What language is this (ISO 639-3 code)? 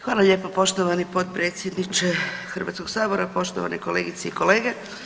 hrv